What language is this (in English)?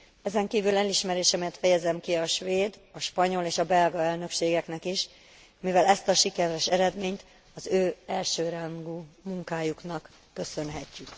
Hungarian